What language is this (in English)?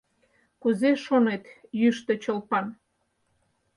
Mari